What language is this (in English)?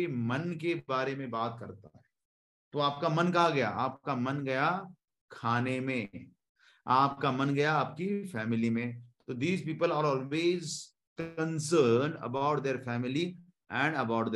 Hindi